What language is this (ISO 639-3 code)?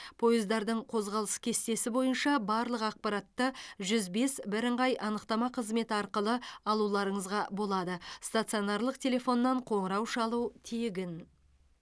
kaz